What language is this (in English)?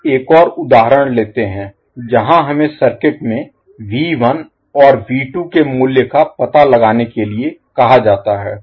Hindi